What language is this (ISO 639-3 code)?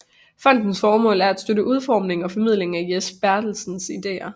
dan